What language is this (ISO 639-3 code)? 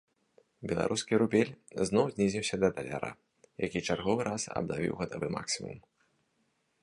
bel